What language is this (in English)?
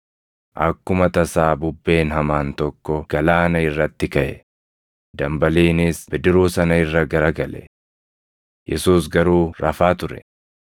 Oromo